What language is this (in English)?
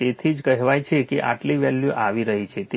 Gujarati